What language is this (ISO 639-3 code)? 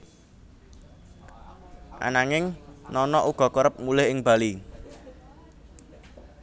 jav